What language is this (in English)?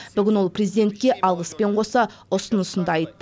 Kazakh